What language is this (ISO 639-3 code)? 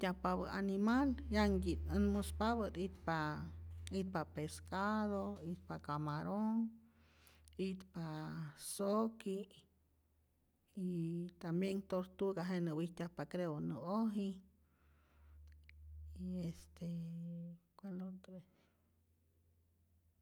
zor